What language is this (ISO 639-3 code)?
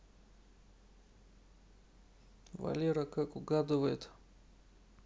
rus